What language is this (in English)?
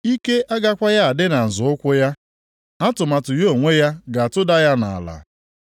Igbo